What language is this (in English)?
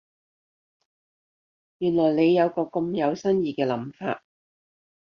Cantonese